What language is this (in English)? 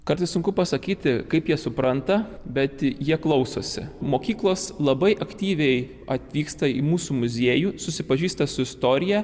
Lithuanian